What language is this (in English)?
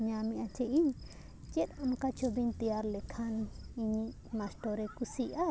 Santali